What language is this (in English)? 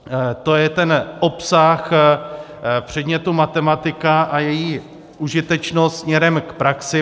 Czech